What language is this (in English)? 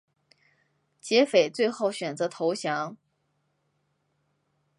Chinese